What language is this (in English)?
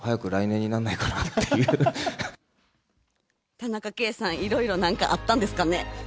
Japanese